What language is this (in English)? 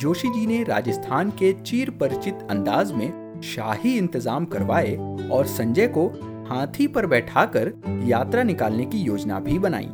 Hindi